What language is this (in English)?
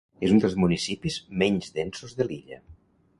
Catalan